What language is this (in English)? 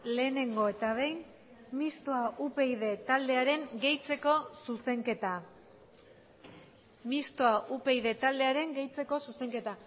Basque